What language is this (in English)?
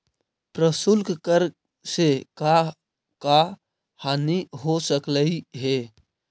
Magahi